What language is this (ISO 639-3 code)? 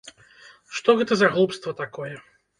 bel